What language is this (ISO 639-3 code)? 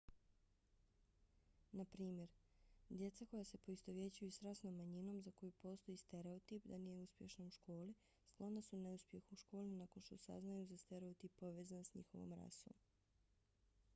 bos